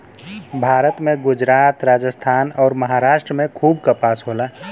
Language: Bhojpuri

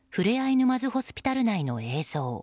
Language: Japanese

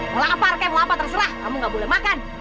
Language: Indonesian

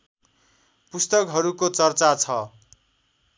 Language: Nepali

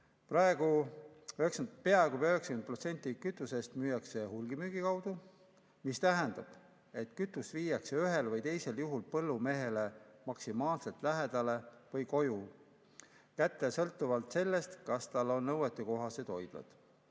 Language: Estonian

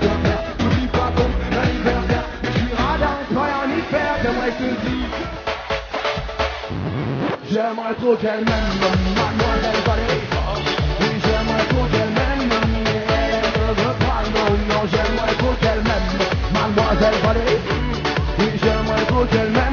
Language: Romanian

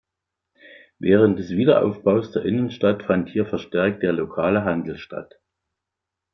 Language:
German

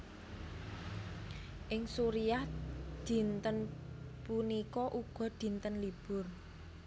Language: Javanese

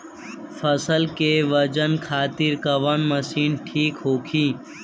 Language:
Bhojpuri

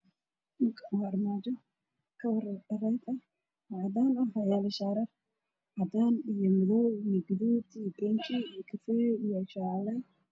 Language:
Somali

